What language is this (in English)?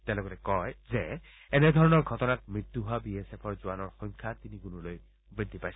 Assamese